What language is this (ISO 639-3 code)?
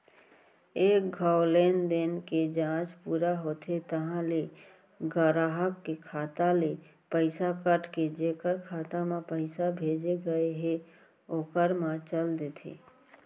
hne